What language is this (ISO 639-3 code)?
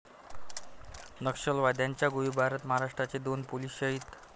mar